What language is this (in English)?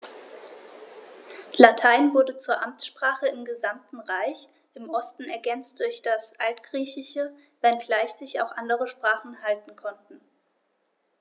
German